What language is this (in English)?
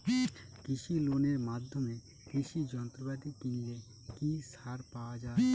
Bangla